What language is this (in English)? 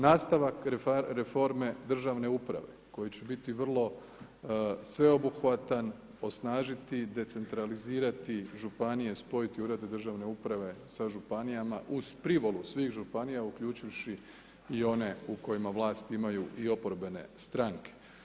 Croatian